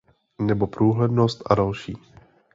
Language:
Czech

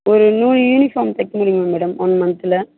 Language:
Tamil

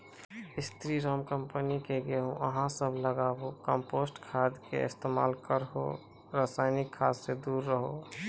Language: Maithili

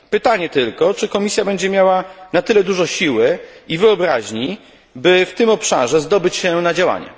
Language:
Polish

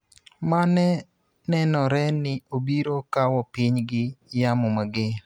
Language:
Luo (Kenya and Tanzania)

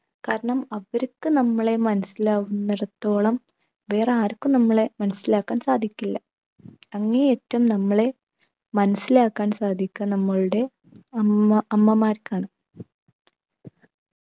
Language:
Malayalam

